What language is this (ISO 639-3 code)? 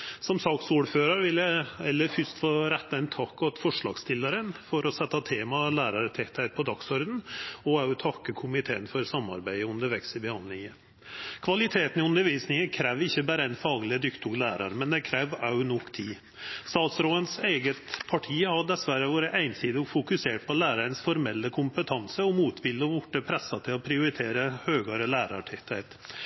nno